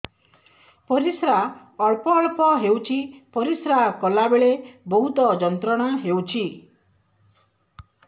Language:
Odia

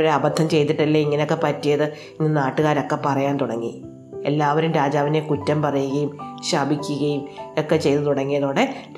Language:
Malayalam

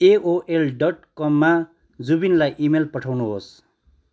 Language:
Nepali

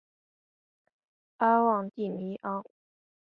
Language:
Chinese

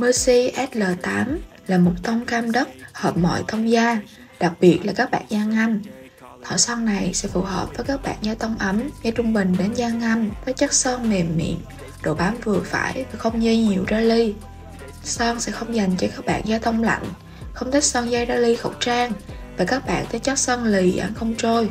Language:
Vietnamese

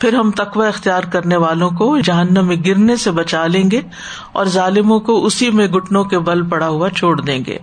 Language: Urdu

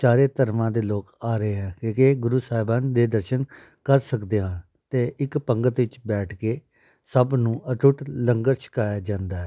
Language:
Punjabi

